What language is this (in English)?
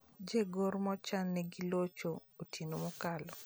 Luo (Kenya and Tanzania)